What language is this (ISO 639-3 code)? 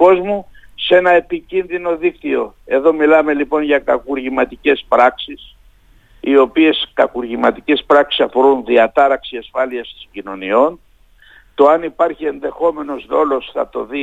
ell